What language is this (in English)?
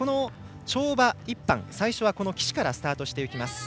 Japanese